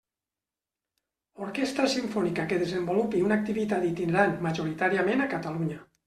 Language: Catalan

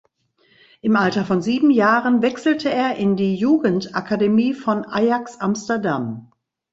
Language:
German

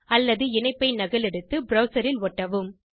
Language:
Tamil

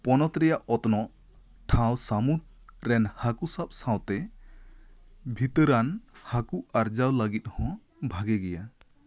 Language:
Santali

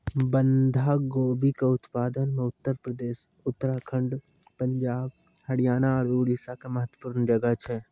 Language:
Maithili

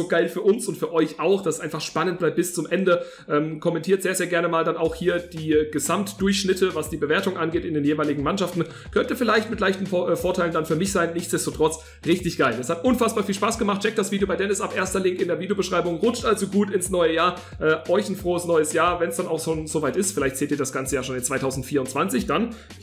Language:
German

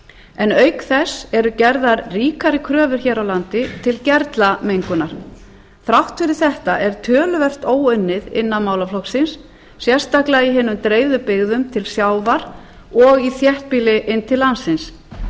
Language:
Icelandic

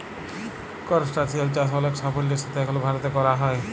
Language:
Bangla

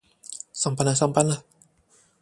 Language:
Chinese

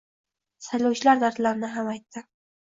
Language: Uzbek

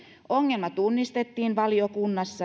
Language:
Finnish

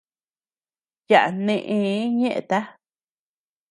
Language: Tepeuxila Cuicatec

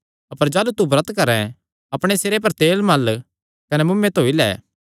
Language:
Kangri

